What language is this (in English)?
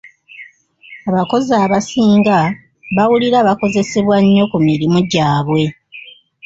Ganda